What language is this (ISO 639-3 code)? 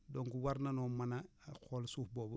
wol